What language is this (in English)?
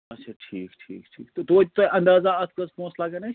Kashmiri